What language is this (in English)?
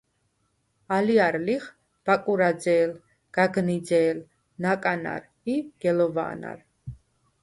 Svan